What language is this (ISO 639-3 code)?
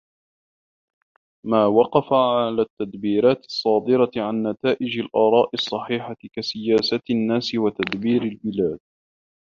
ara